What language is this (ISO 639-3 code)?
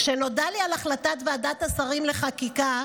heb